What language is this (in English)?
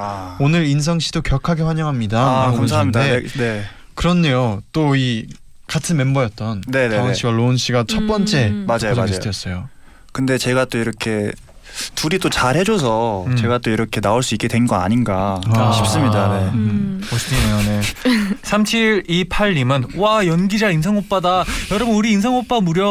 Korean